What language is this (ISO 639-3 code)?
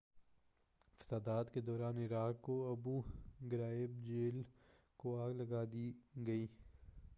urd